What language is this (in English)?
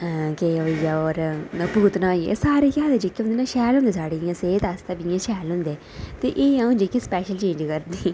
Dogri